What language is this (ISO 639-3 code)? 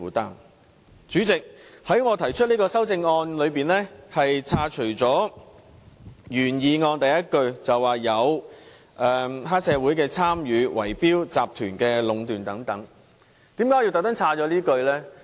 yue